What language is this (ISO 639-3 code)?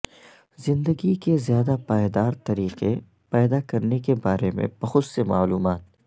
urd